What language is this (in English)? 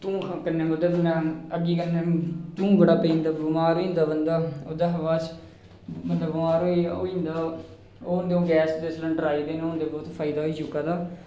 Dogri